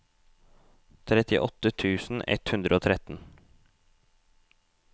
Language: Norwegian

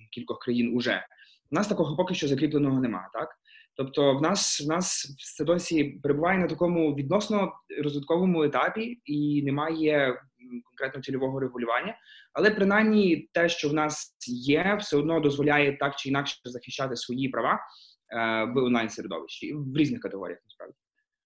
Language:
Ukrainian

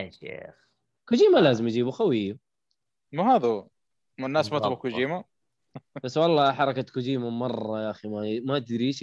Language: Arabic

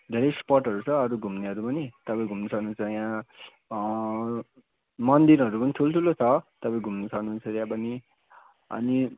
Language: Nepali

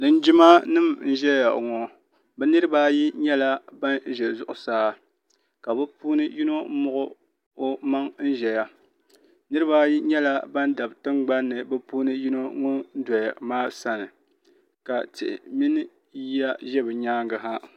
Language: Dagbani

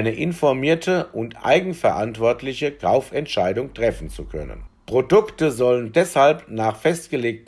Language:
German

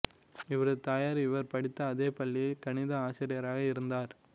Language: Tamil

